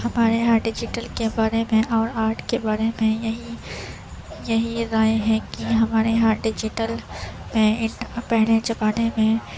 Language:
Urdu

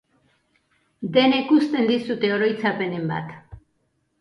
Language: Basque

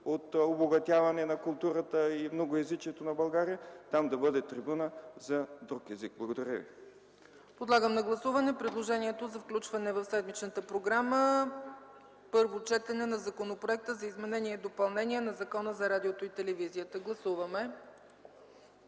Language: Bulgarian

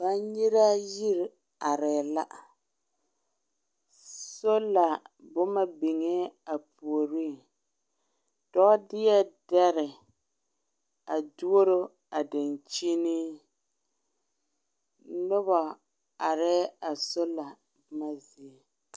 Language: Southern Dagaare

